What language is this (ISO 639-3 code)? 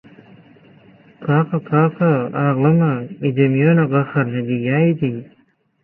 tuk